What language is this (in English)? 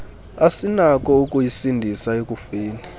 Xhosa